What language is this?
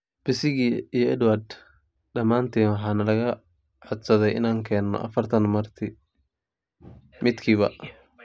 Somali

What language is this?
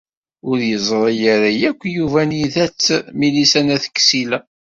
Kabyle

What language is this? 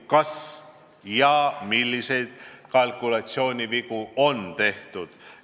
Estonian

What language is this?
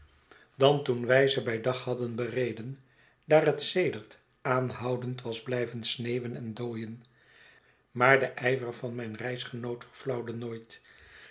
Dutch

